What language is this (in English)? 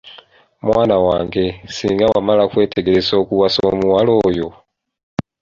Ganda